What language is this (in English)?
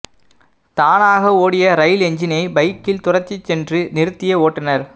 Tamil